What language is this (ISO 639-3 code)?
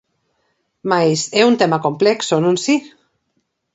glg